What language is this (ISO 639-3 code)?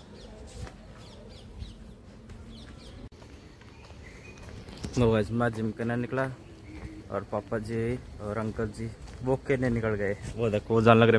hin